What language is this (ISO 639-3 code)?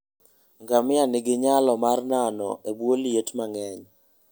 luo